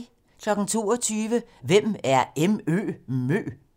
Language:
Danish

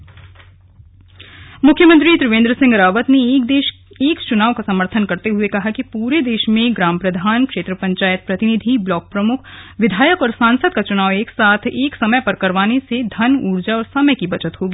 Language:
Hindi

